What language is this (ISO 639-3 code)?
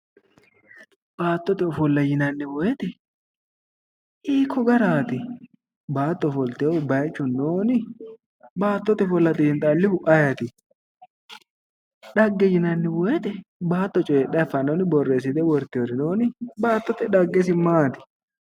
sid